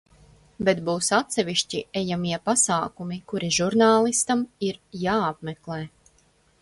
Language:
Latvian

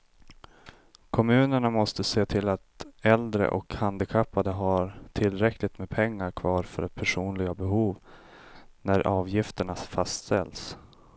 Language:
Swedish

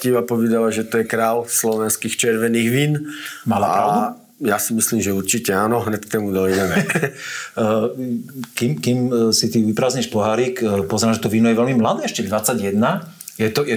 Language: Slovak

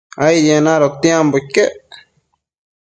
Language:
Matsés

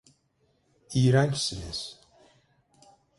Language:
Turkish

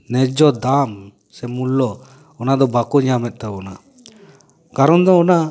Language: Santali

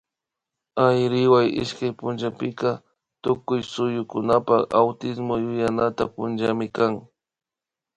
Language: Imbabura Highland Quichua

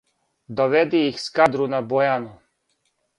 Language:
Serbian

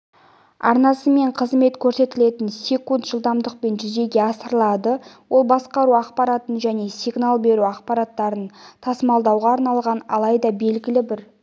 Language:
Kazakh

